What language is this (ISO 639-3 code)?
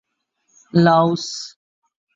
urd